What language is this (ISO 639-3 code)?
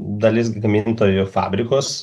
lit